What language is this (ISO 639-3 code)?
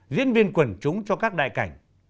vie